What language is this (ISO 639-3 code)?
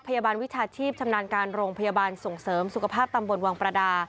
tha